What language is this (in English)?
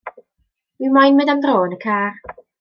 Welsh